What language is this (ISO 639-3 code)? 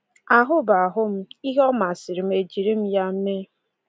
ibo